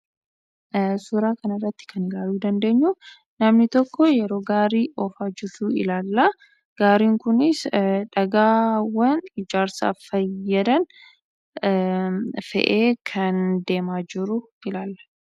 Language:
Oromo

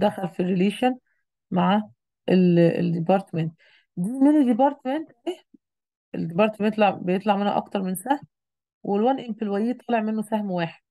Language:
Arabic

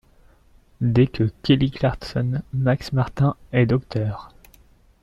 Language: French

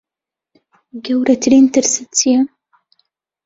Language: Central Kurdish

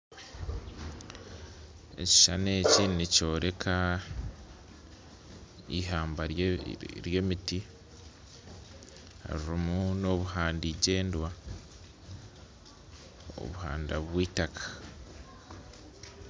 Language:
Nyankole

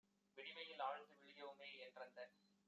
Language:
Tamil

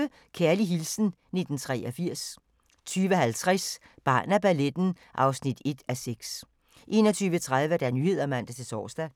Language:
Danish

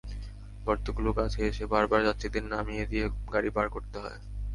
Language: Bangla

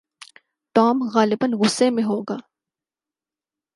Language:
Urdu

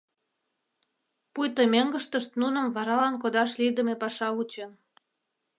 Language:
Mari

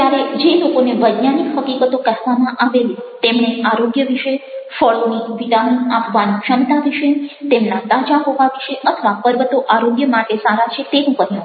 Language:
Gujarati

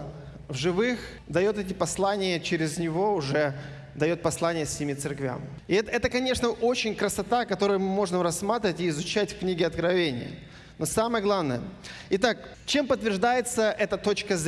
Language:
Russian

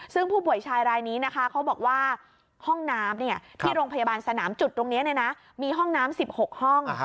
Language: Thai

